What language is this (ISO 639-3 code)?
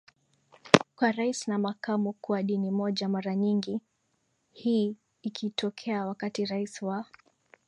swa